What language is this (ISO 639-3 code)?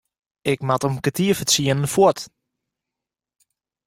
fry